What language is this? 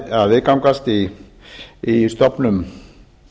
Icelandic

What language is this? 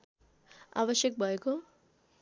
Nepali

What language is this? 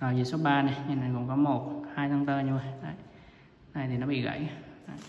Vietnamese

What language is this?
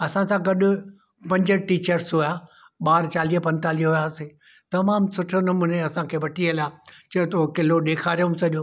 Sindhi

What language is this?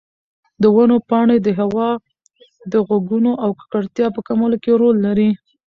Pashto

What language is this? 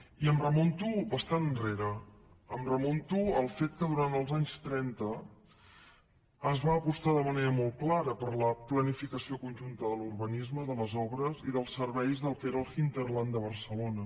Catalan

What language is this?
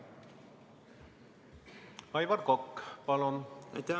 Estonian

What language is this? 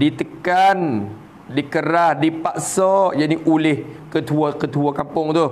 Malay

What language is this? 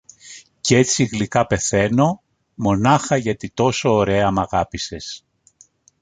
Greek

